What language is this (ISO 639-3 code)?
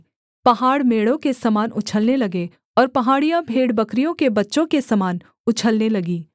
hin